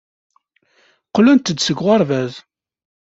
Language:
Kabyle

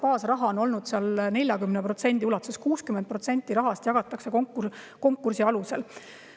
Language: Estonian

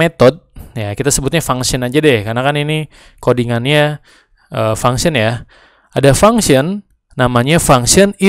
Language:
Indonesian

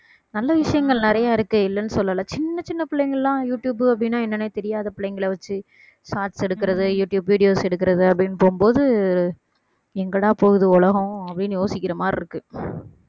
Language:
Tamil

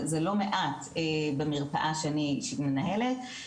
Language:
Hebrew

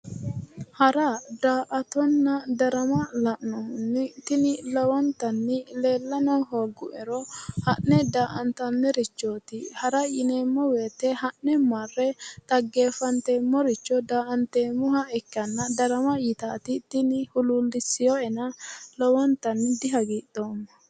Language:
Sidamo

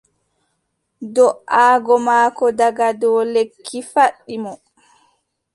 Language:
Adamawa Fulfulde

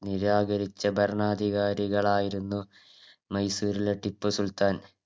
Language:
Malayalam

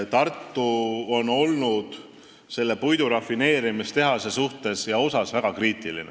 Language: Estonian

